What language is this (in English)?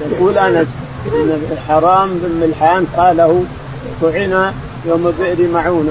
Arabic